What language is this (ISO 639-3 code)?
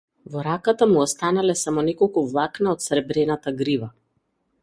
mkd